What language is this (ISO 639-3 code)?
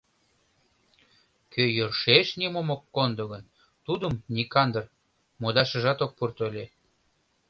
chm